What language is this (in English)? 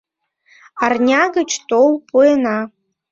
Mari